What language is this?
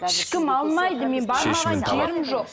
Kazakh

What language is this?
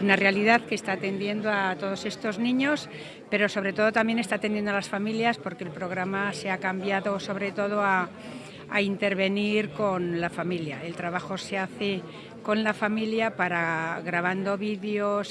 Spanish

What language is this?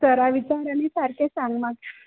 Konkani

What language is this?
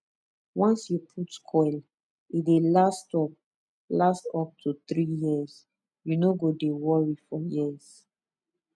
Nigerian Pidgin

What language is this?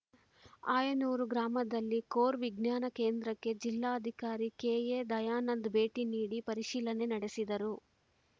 Kannada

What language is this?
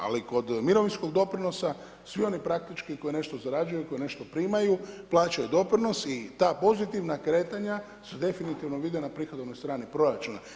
Croatian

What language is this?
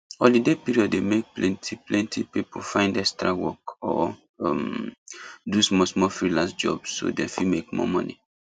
Nigerian Pidgin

